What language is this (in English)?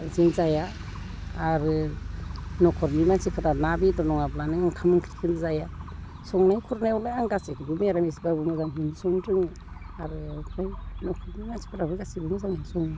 Bodo